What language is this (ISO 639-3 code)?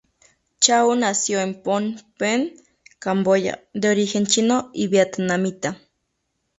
spa